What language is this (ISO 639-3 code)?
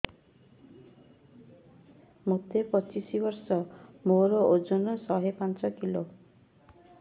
ori